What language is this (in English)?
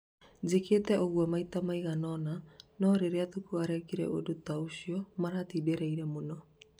Kikuyu